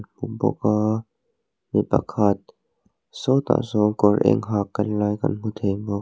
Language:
Mizo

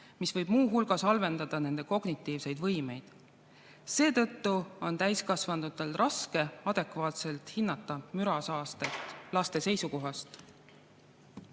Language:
Estonian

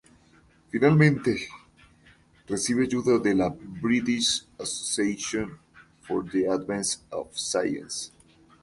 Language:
Spanish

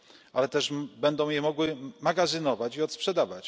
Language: Polish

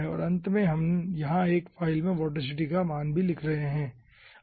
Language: Hindi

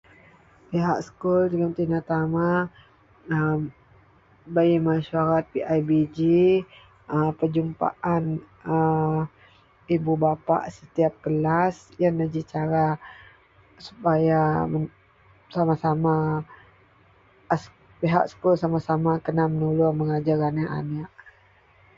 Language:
Central Melanau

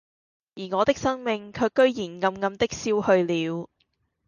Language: Cantonese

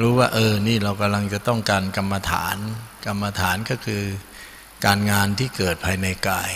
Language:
Thai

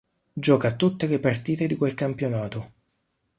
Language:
Italian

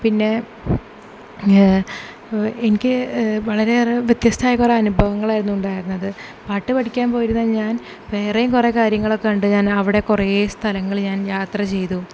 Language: Malayalam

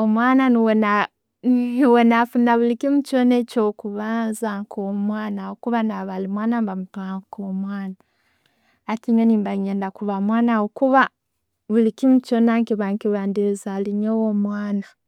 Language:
Tooro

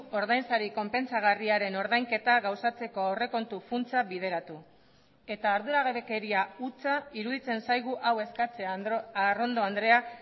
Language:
Basque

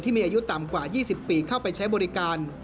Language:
Thai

